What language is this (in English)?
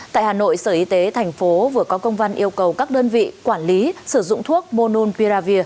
Vietnamese